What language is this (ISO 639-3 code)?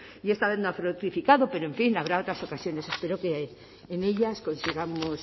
spa